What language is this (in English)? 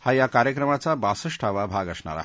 Marathi